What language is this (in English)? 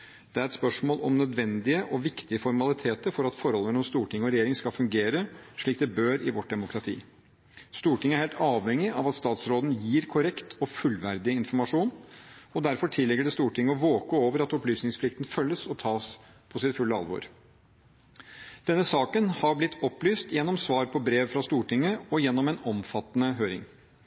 Norwegian Bokmål